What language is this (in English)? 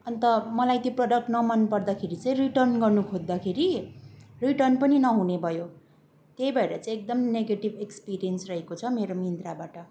Nepali